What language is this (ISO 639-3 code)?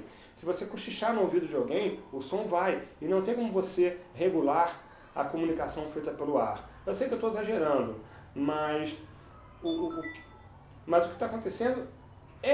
por